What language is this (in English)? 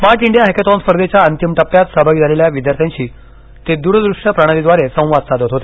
Marathi